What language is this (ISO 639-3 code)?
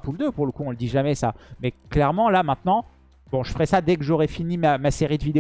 fra